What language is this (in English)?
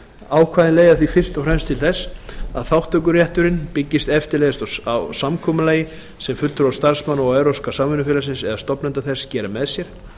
Icelandic